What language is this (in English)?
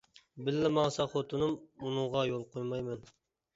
Uyghur